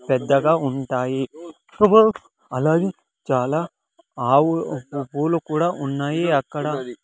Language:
Telugu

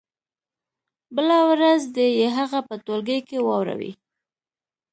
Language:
Pashto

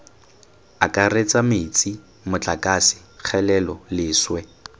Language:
Tswana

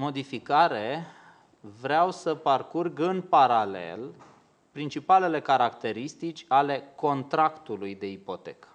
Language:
Romanian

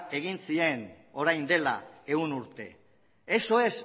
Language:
Basque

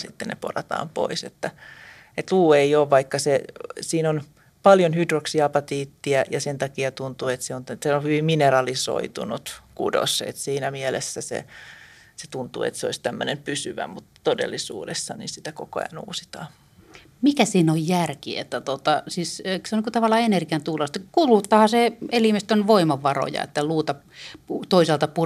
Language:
Finnish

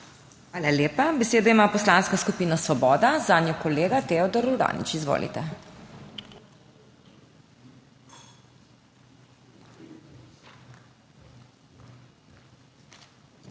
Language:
Slovenian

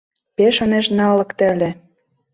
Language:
Mari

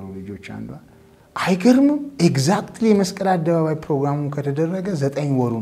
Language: Arabic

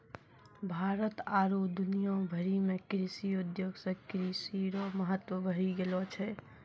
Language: Maithili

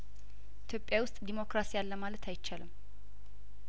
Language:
Amharic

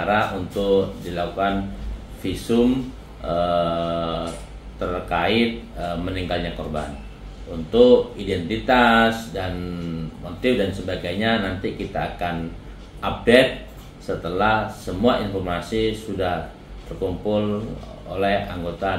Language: Indonesian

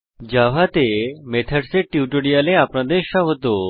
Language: Bangla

